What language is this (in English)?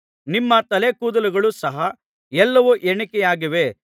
Kannada